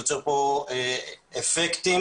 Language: Hebrew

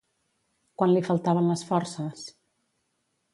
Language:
Catalan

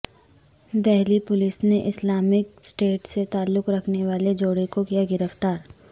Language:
Urdu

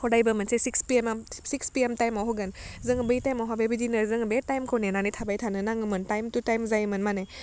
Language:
Bodo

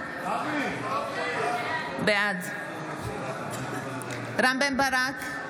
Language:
Hebrew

